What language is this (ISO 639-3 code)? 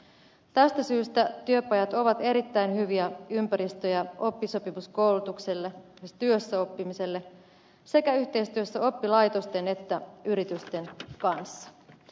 fin